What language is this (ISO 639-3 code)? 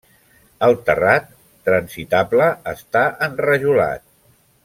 cat